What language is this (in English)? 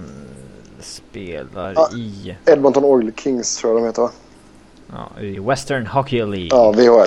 Swedish